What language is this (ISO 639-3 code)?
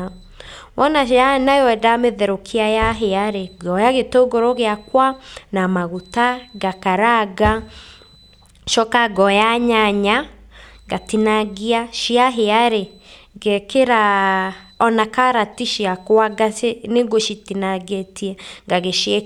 kik